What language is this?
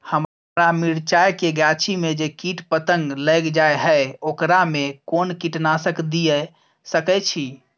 Maithili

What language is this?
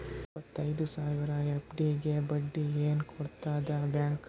Kannada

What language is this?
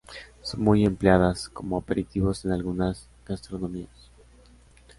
Spanish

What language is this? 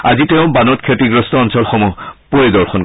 Assamese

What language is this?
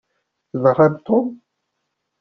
Kabyle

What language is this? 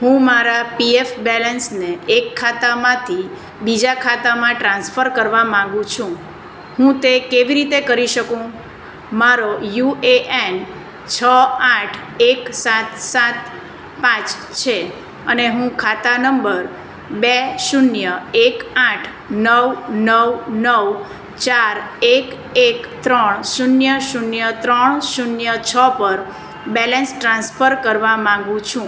Gujarati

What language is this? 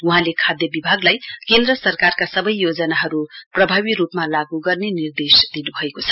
Nepali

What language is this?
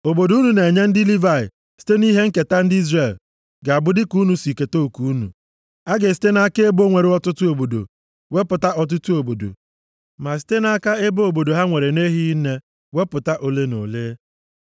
Igbo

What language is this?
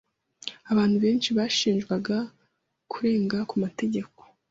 Kinyarwanda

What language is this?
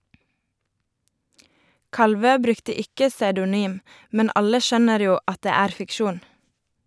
Norwegian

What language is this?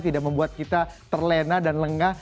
Indonesian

